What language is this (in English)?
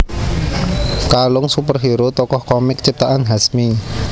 Javanese